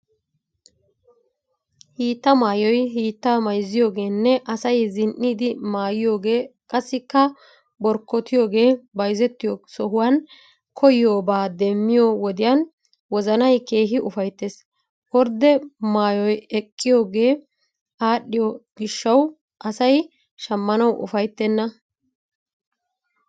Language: Wolaytta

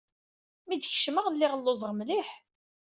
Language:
Kabyle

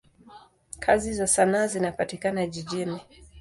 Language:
Swahili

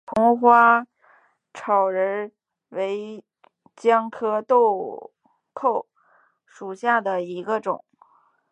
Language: Chinese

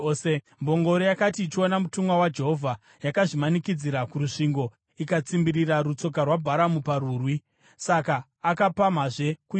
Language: Shona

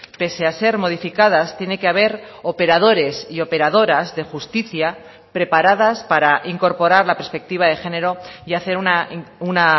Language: Spanish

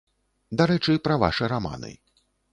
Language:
Belarusian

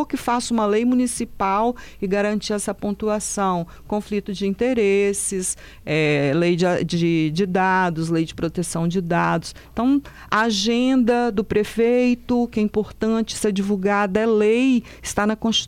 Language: Portuguese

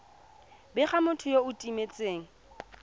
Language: Tswana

